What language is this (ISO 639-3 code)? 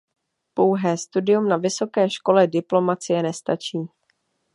ces